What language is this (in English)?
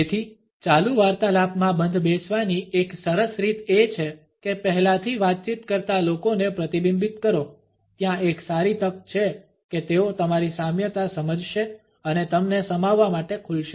Gujarati